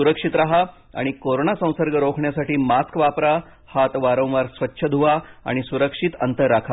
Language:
Marathi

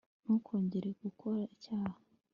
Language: Kinyarwanda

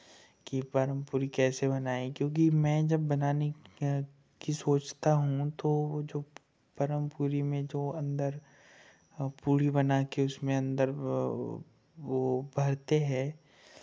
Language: Hindi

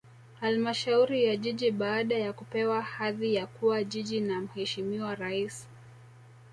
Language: Swahili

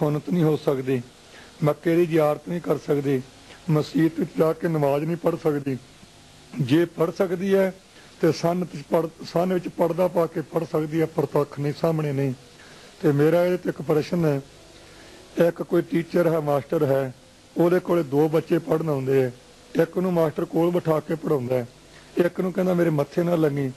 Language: Punjabi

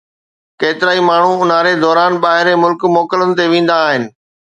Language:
Sindhi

